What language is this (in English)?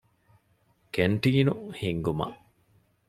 Divehi